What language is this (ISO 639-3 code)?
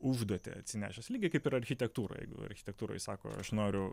lit